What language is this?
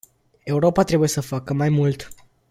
Romanian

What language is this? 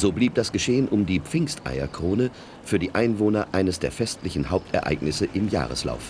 German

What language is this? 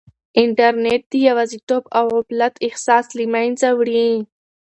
Pashto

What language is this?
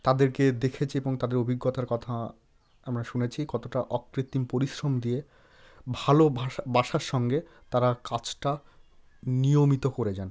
Bangla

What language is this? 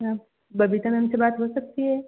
Hindi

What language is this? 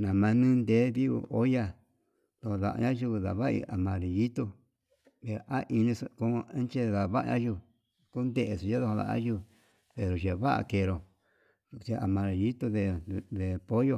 Yutanduchi Mixtec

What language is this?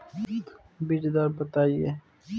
Bhojpuri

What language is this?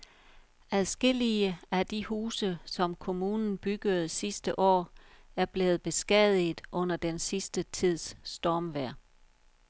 Danish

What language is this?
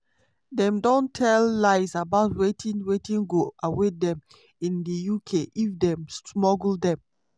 Nigerian Pidgin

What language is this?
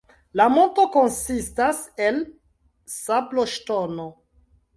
Esperanto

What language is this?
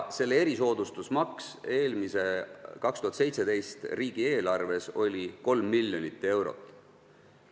Estonian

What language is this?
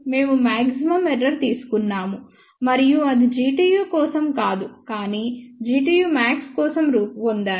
Telugu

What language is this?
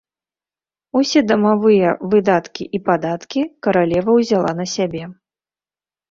Belarusian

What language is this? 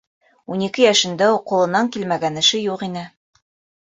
Bashkir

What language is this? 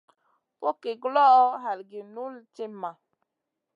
Masana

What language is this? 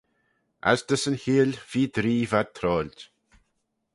Manx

